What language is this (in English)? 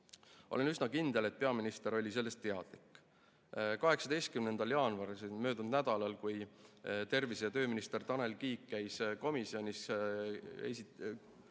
Estonian